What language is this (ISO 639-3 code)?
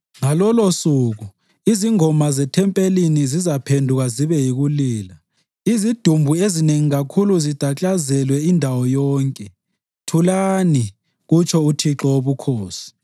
nde